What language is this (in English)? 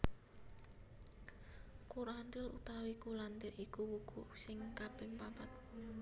Javanese